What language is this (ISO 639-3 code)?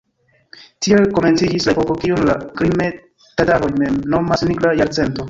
epo